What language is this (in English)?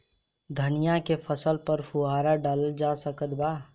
Bhojpuri